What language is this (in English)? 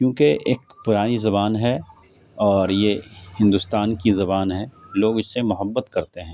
Urdu